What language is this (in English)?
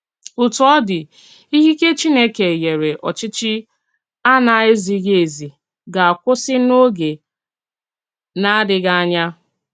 Igbo